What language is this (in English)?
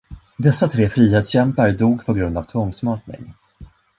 Swedish